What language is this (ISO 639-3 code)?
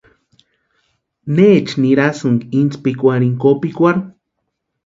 pua